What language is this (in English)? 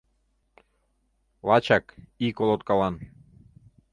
Mari